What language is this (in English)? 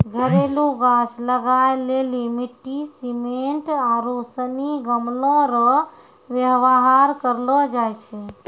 Maithili